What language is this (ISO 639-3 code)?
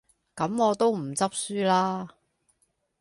yue